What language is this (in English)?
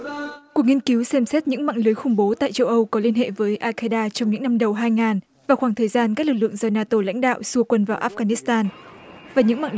Vietnamese